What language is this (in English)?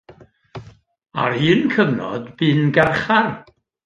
Welsh